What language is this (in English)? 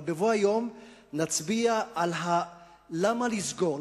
Hebrew